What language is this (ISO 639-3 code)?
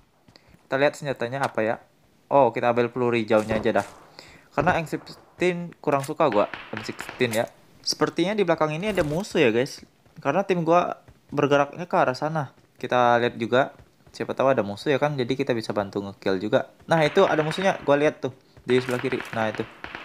ind